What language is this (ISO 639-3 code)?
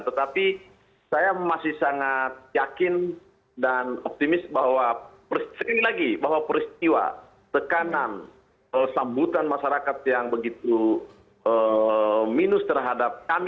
ind